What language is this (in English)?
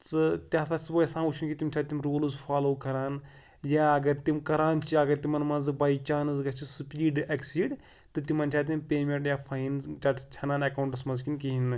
Kashmiri